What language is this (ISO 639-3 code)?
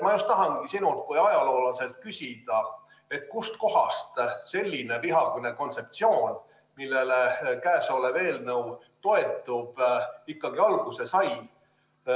est